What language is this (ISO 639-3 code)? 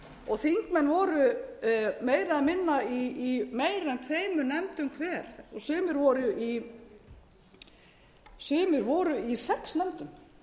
isl